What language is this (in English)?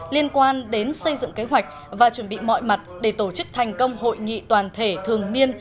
Vietnamese